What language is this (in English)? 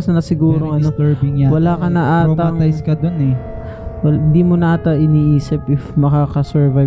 Filipino